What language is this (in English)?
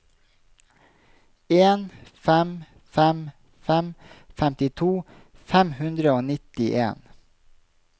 Norwegian